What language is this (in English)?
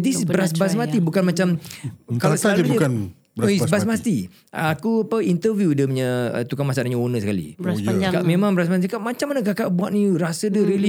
Malay